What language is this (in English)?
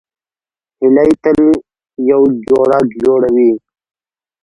Pashto